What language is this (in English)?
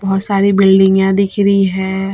Hindi